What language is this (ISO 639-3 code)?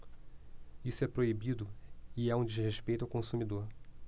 por